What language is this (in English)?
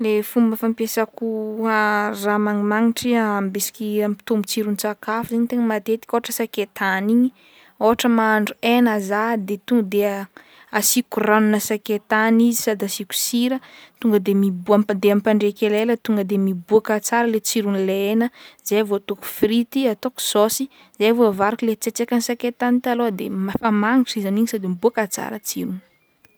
Northern Betsimisaraka Malagasy